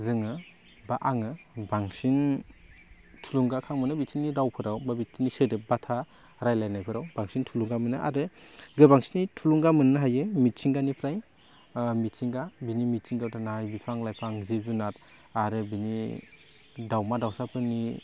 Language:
Bodo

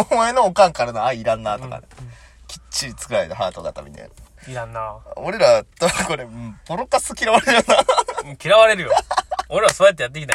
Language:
Japanese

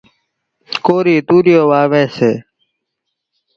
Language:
Kachi Koli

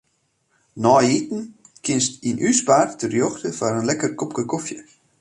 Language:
Western Frisian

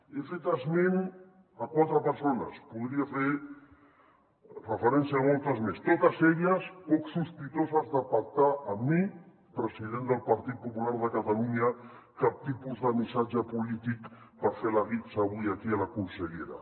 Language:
Catalan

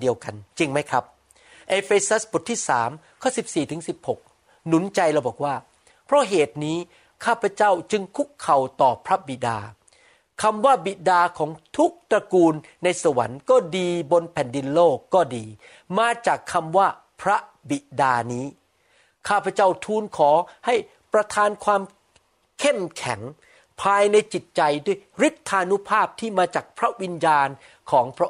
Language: Thai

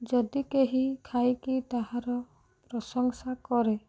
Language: Odia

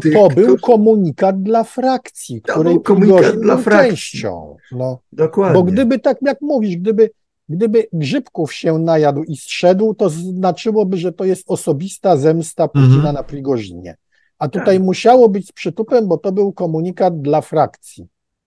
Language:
Polish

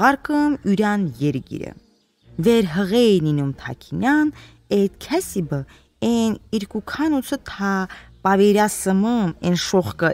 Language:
Turkish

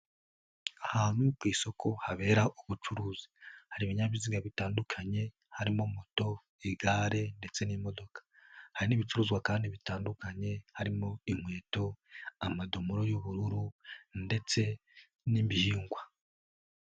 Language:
Kinyarwanda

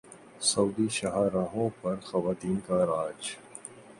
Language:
Urdu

